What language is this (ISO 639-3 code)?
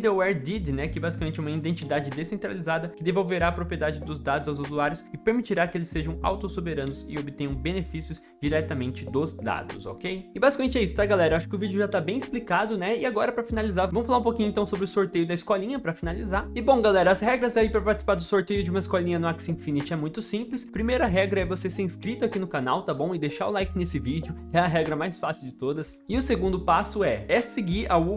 por